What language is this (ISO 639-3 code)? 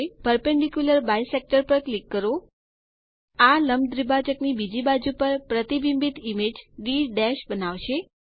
guj